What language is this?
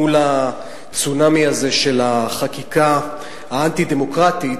Hebrew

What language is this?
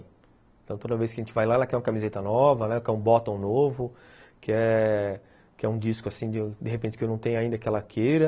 Portuguese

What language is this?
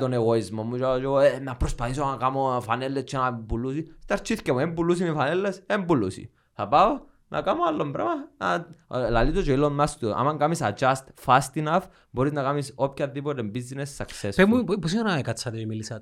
Greek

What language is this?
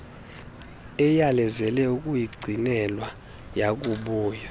Xhosa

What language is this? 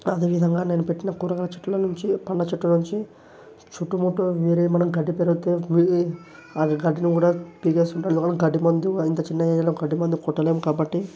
Telugu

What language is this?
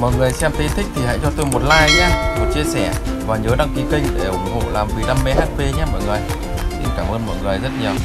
Vietnamese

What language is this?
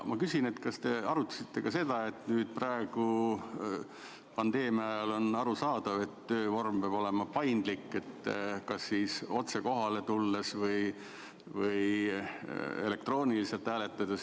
Estonian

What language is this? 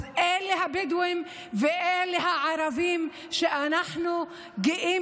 Hebrew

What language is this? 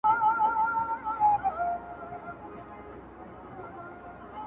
Pashto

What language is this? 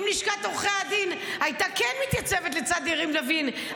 Hebrew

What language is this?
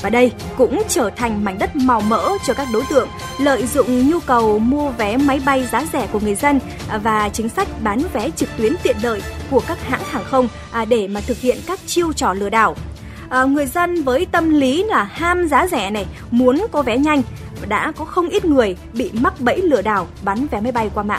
Vietnamese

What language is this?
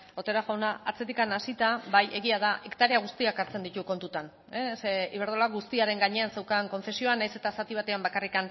Basque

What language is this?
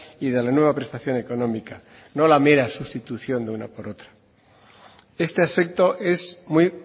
Spanish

